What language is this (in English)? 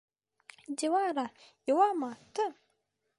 Bashkir